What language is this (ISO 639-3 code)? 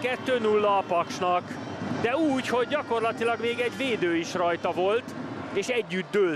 hun